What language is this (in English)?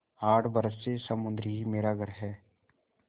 Hindi